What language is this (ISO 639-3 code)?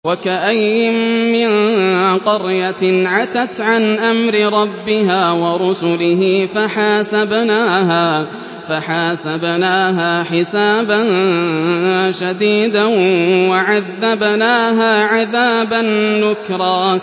ara